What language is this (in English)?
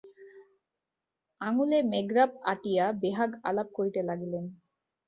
Bangla